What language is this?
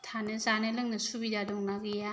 Bodo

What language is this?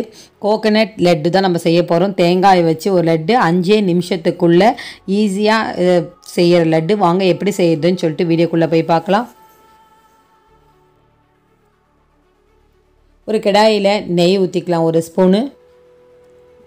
Italian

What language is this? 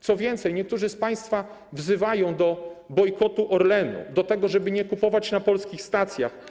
Polish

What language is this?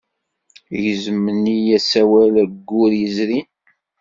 Kabyle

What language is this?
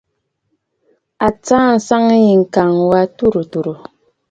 Bafut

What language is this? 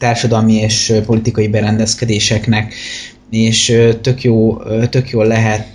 Hungarian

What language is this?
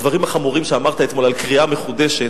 Hebrew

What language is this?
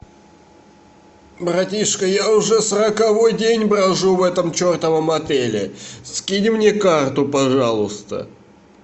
Russian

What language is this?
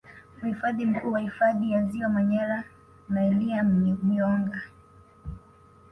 Swahili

